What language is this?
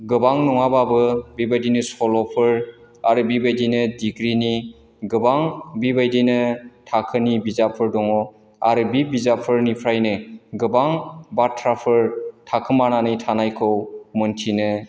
Bodo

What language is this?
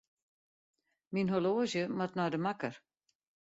Western Frisian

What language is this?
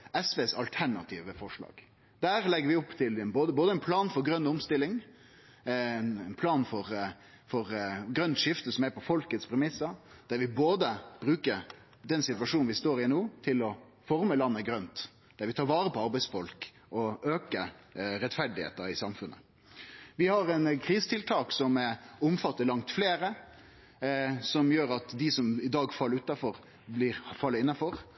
Norwegian Nynorsk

